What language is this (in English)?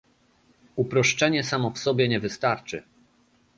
Polish